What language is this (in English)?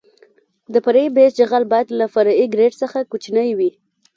Pashto